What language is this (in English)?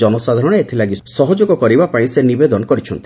Odia